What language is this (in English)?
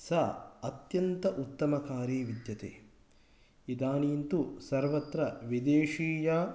Sanskrit